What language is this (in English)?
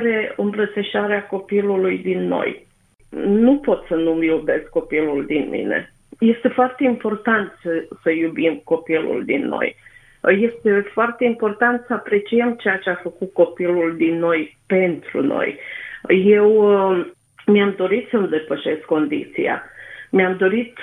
Romanian